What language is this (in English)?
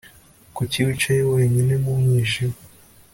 Kinyarwanda